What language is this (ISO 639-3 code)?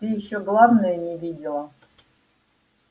rus